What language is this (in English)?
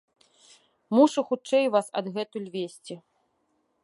Belarusian